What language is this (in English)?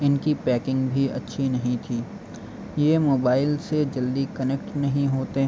Urdu